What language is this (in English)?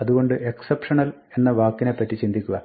Malayalam